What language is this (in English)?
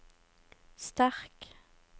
Norwegian